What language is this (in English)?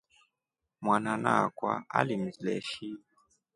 Rombo